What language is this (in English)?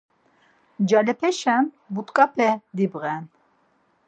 Laz